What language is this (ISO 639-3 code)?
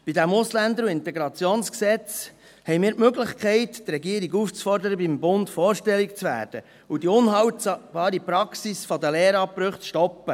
gsw